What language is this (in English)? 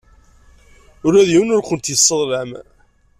Kabyle